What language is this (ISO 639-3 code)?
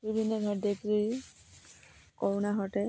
asm